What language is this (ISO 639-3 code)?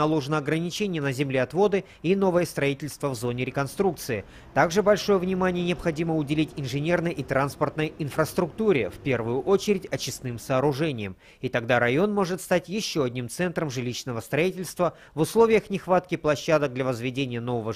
rus